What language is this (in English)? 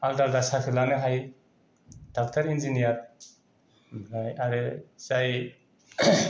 Bodo